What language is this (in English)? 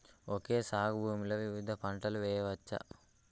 Telugu